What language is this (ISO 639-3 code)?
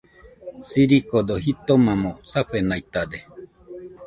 hux